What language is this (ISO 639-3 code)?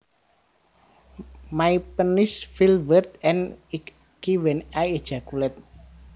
jav